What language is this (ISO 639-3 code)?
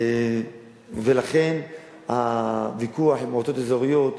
heb